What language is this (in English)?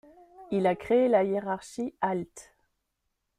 French